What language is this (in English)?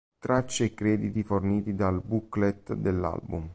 Italian